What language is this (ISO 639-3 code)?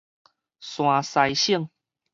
nan